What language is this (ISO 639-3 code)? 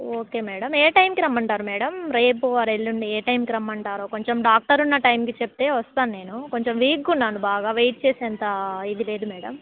tel